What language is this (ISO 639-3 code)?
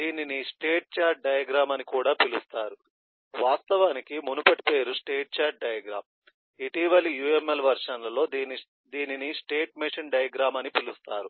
tel